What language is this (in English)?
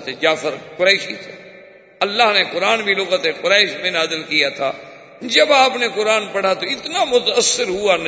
Urdu